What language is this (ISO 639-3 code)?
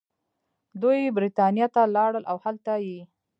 pus